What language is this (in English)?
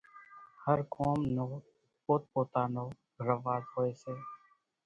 Kachi Koli